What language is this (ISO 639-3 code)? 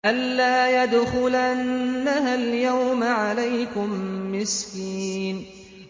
ara